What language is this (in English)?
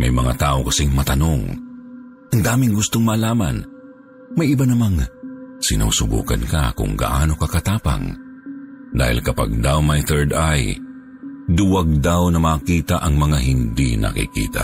Filipino